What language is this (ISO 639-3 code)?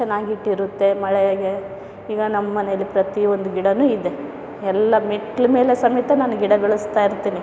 kan